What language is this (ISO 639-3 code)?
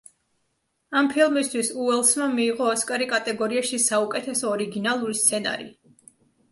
kat